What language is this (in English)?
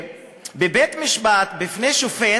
Hebrew